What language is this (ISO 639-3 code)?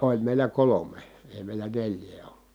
fin